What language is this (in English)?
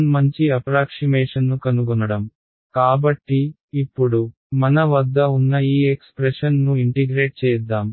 Telugu